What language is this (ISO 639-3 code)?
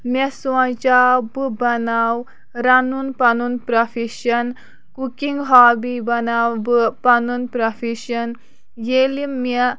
kas